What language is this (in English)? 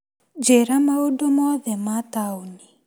Kikuyu